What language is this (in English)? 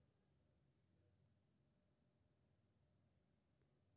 Maithili